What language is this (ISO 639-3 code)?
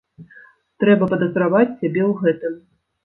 bel